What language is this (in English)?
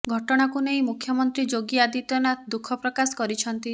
Odia